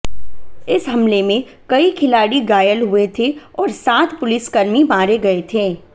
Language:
Hindi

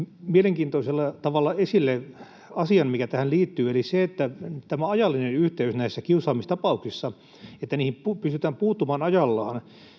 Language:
Finnish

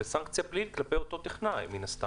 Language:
Hebrew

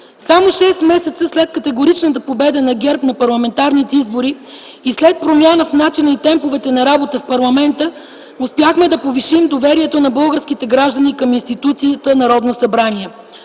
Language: Bulgarian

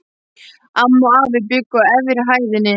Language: Icelandic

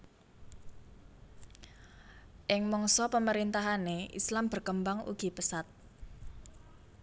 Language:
Javanese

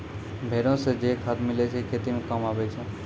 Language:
Maithili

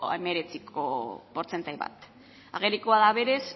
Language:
Basque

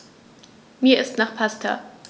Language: German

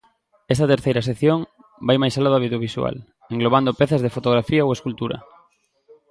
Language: Galician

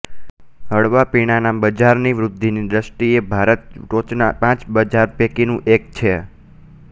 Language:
Gujarati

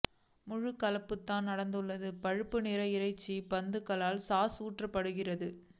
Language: Tamil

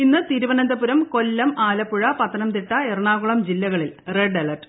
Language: Malayalam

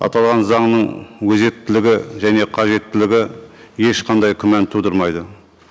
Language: Kazakh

